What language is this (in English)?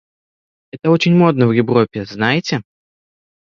Russian